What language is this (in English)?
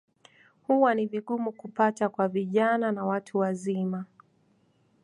Swahili